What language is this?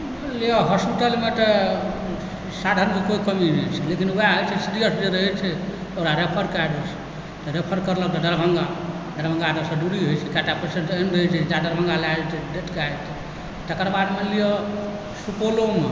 Maithili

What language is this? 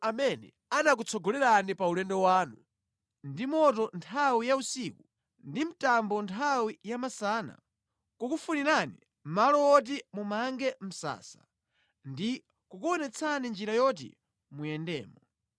Nyanja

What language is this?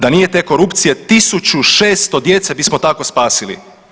Croatian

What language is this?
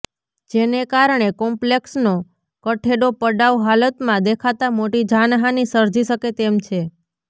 Gujarati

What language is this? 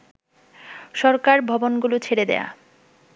Bangla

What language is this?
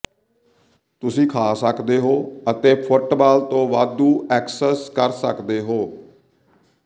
Punjabi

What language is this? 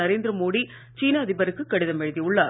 Tamil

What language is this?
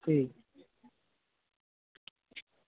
Dogri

